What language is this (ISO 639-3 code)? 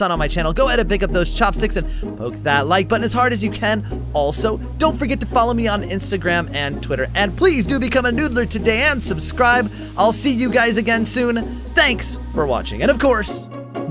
eng